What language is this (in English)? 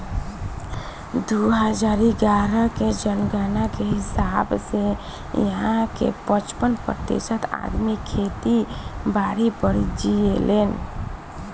Bhojpuri